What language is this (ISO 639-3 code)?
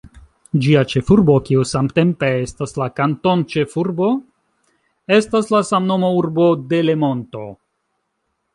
epo